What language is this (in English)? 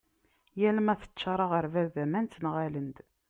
Kabyle